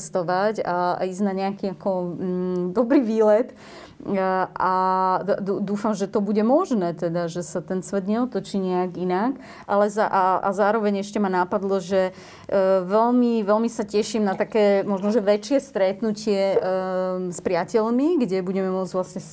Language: Slovak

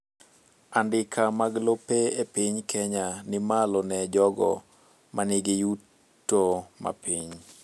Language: Luo (Kenya and Tanzania)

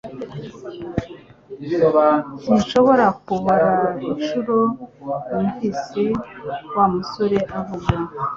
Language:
Kinyarwanda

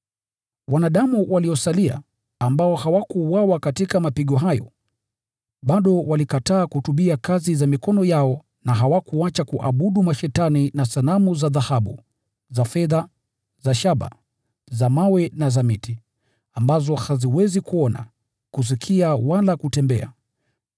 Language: Swahili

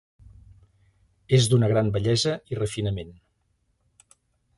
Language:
Catalan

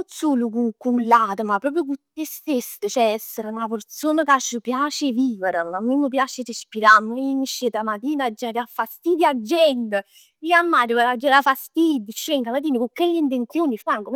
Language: Neapolitan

